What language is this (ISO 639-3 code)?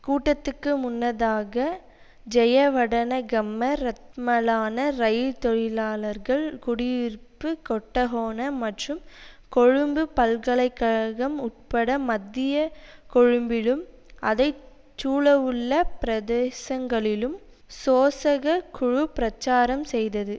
tam